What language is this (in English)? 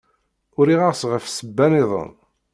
Kabyle